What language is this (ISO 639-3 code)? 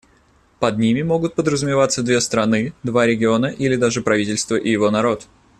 rus